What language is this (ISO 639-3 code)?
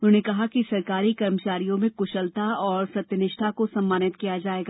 hin